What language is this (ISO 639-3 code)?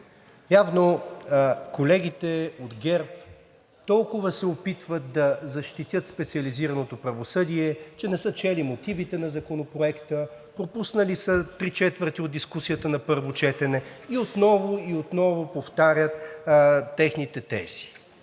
bul